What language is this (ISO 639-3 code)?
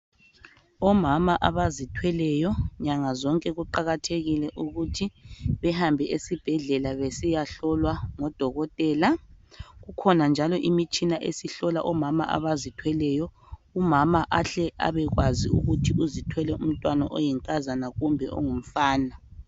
nde